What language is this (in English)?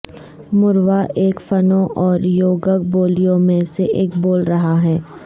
Urdu